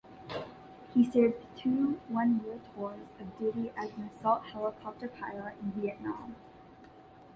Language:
English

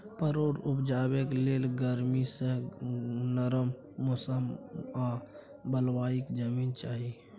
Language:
Maithili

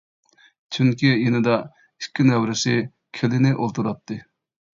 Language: Uyghur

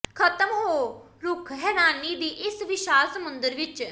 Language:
Punjabi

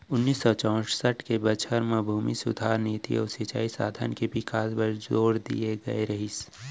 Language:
Chhattisgarhi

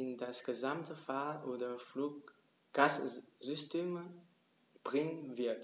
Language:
German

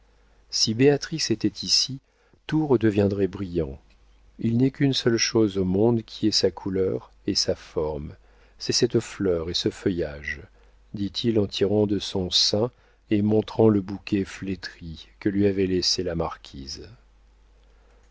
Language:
French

